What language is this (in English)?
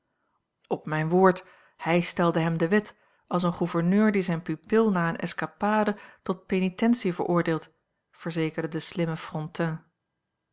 Dutch